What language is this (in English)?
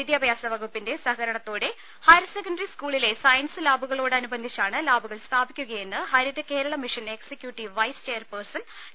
Malayalam